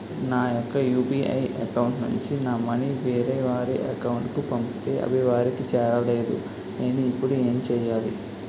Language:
Telugu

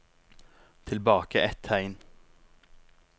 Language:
Norwegian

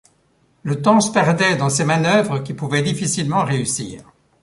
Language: French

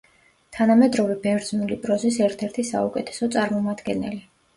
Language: Georgian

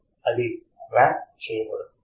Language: Telugu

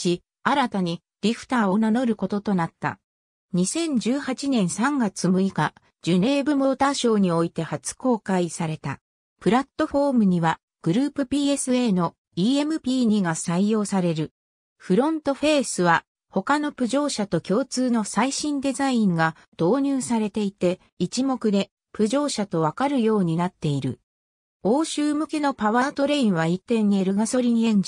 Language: Japanese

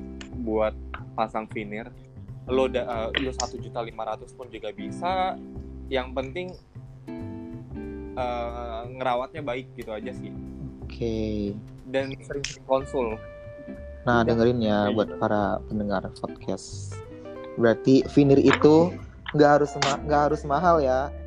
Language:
Indonesian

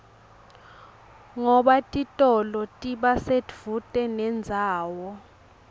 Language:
Swati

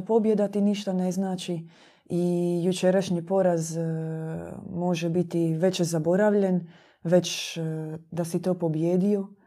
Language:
Croatian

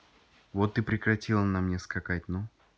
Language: Russian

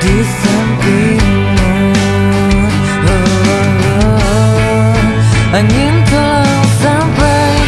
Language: Indonesian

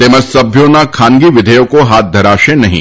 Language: Gujarati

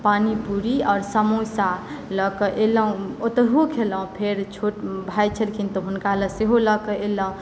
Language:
Maithili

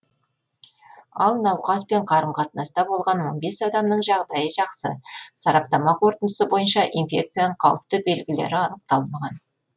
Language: Kazakh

